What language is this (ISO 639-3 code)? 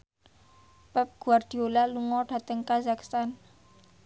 jav